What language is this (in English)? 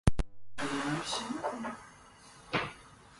Uzbek